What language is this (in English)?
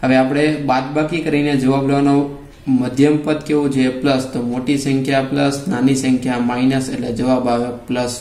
Hindi